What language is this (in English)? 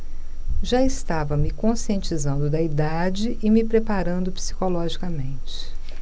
Portuguese